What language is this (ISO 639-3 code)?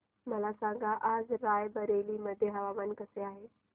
mar